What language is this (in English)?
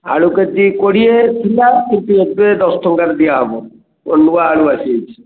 Odia